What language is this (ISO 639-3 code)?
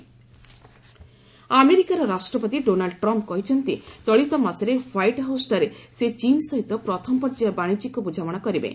ori